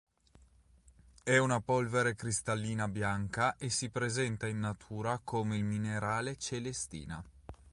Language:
Italian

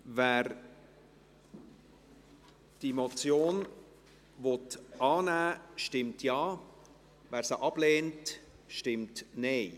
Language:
Swiss German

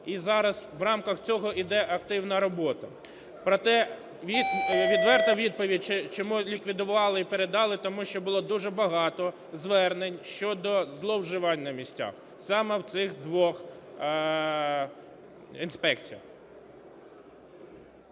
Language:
Ukrainian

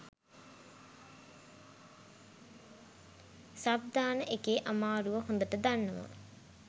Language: Sinhala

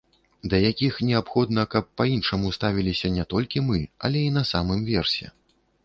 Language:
Belarusian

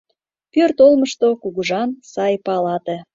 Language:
Mari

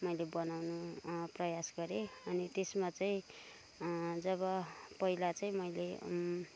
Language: Nepali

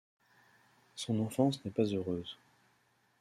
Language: French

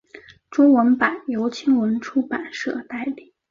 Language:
Chinese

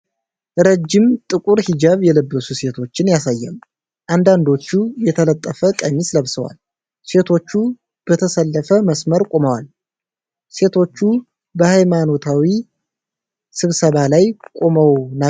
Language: Amharic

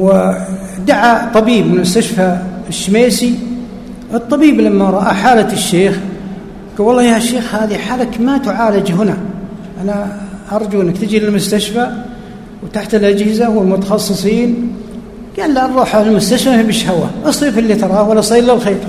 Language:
Arabic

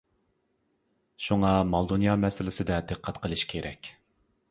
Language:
Uyghur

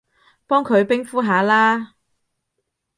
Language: Cantonese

